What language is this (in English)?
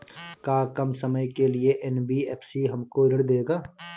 Bhojpuri